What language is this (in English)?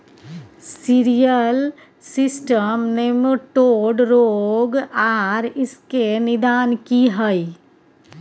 Maithili